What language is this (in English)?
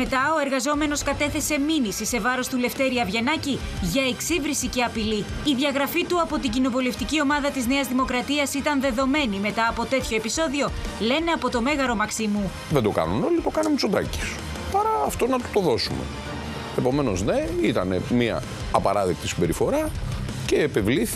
Greek